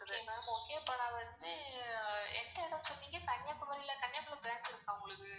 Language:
Tamil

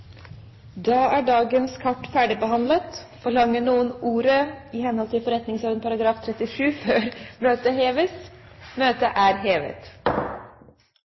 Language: Norwegian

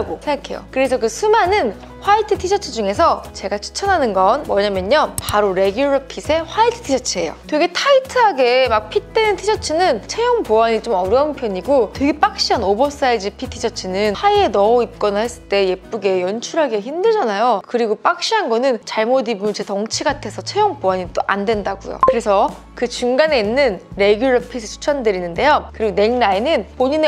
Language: Korean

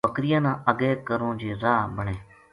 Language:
Gujari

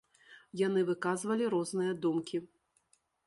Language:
Belarusian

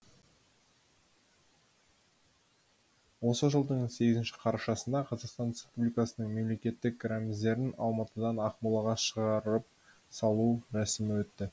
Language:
Kazakh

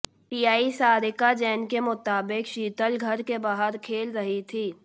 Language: Hindi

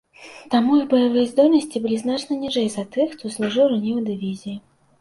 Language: Belarusian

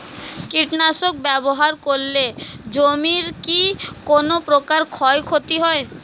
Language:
Bangla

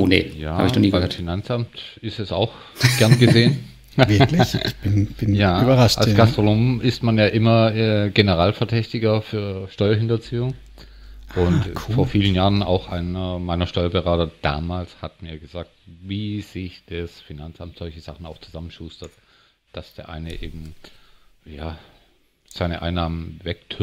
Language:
German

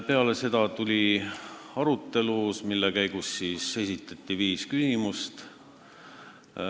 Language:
Estonian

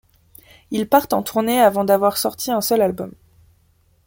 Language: French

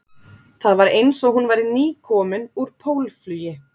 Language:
Icelandic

